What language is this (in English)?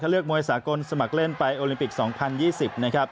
Thai